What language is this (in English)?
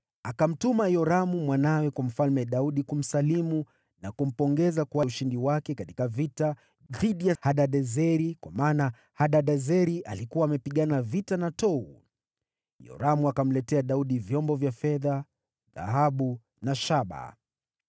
Swahili